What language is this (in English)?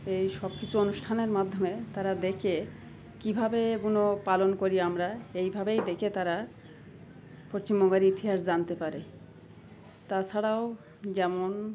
Bangla